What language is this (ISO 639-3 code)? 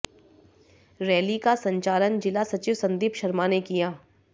hin